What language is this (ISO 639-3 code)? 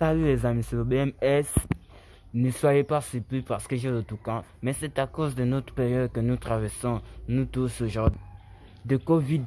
fra